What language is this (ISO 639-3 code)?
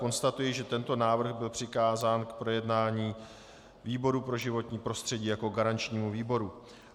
ces